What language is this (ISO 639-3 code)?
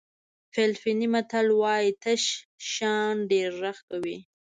pus